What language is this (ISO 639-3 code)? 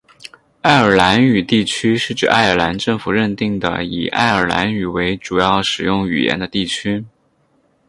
zho